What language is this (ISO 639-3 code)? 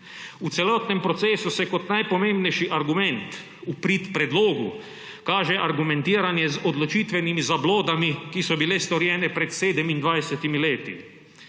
slv